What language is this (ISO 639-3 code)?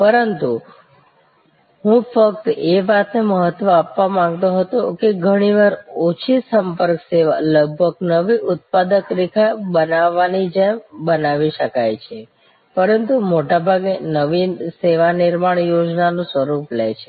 guj